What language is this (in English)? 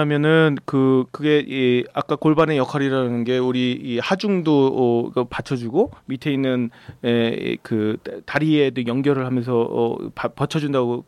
Korean